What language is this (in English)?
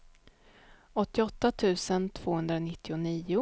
Swedish